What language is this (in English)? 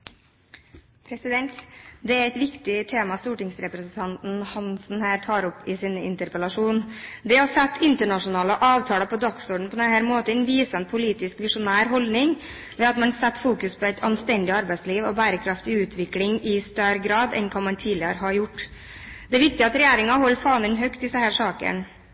Norwegian